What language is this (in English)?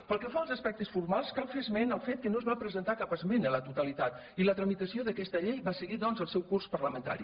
Catalan